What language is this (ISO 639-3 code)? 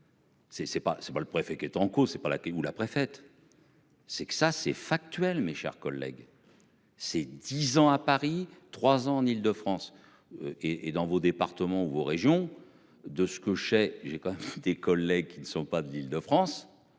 fra